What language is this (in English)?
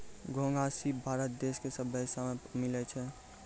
Maithili